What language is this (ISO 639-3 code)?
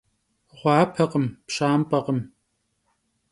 kbd